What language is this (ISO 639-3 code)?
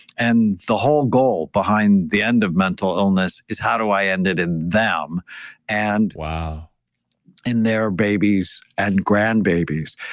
eng